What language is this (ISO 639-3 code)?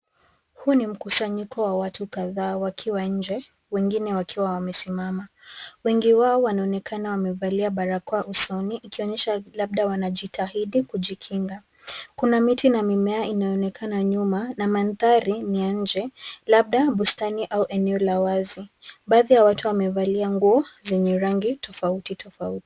swa